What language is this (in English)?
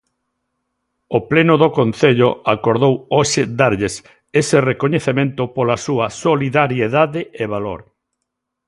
Galician